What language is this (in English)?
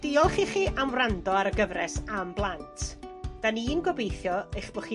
Welsh